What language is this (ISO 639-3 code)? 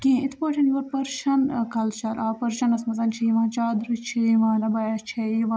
kas